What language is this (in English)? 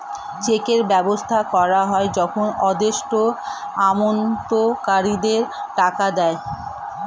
Bangla